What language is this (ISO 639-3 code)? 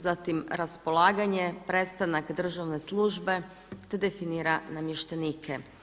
hrv